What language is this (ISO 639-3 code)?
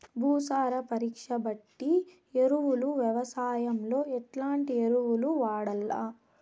tel